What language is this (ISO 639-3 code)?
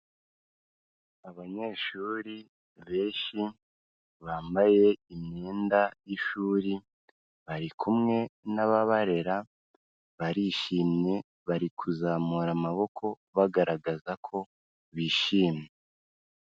kin